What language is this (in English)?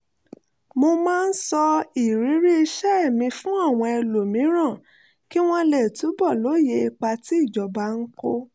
Yoruba